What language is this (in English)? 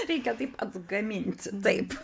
Lithuanian